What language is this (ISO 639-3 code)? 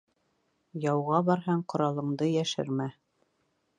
bak